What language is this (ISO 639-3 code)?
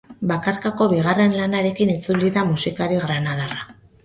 eus